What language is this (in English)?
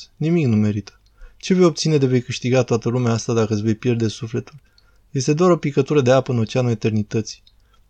Romanian